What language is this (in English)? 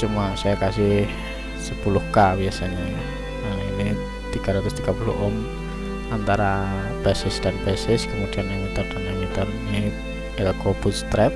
Indonesian